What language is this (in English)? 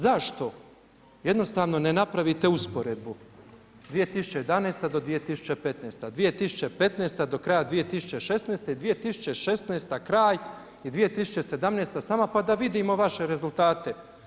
Croatian